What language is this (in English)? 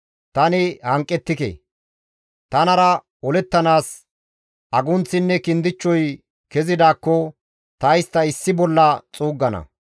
Gamo